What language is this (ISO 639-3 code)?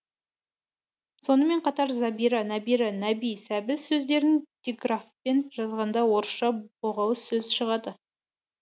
kaz